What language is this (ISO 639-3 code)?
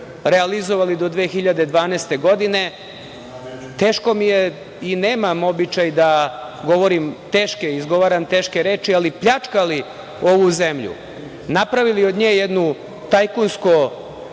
srp